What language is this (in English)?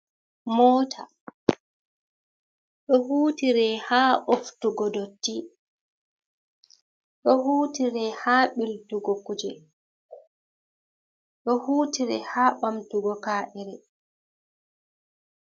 Fula